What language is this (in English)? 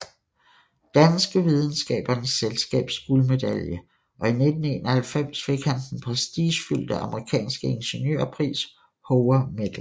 Danish